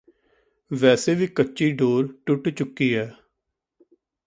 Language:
Punjabi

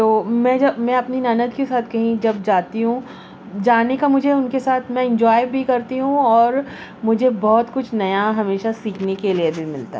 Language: Urdu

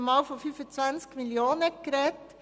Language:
Swiss German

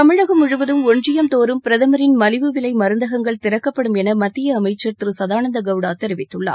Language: Tamil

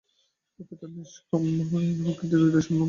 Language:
Bangla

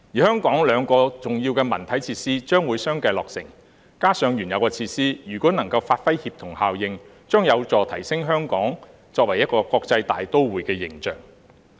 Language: Cantonese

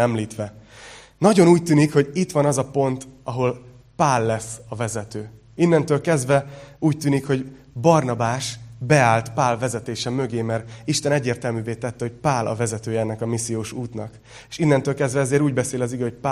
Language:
Hungarian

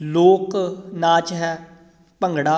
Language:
Punjabi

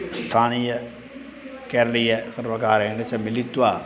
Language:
Sanskrit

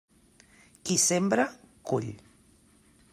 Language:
Catalan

